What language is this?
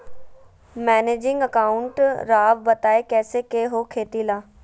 Magahi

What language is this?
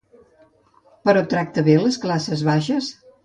Catalan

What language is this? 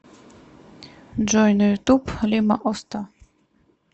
Russian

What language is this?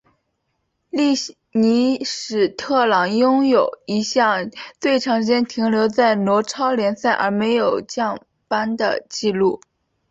Chinese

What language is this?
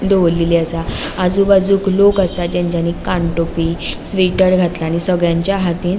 Konkani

